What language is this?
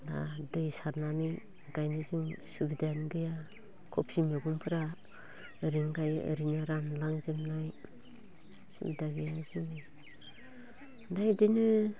Bodo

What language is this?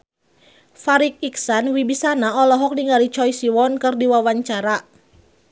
Sundanese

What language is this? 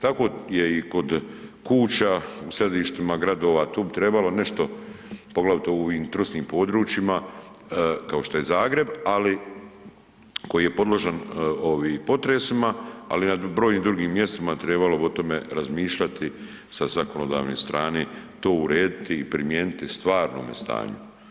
Croatian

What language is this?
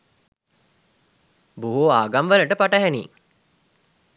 Sinhala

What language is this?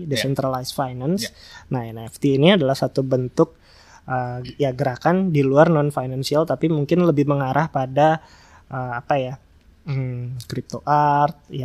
Indonesian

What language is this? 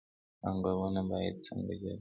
Pashto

